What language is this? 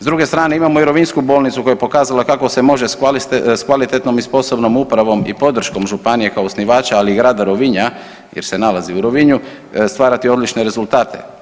Croatian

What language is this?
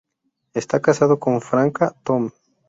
Spanish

